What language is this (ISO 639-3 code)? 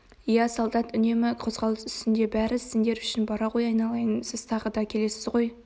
kaz